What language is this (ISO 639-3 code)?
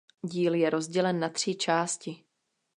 ces